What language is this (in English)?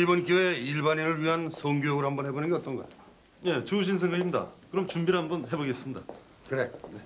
Korean